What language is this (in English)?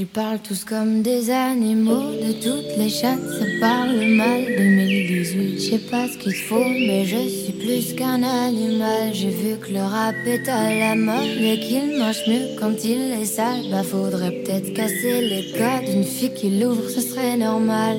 Swedish